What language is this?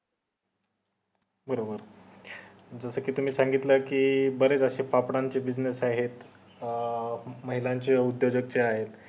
Marathi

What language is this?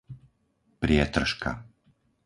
Slovak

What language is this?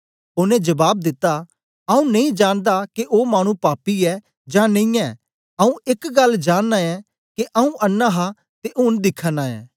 Dogri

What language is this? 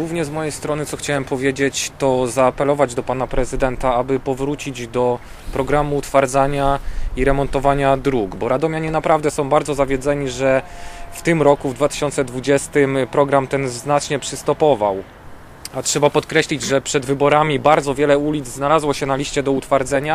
Polish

